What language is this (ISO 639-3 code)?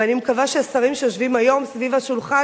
heb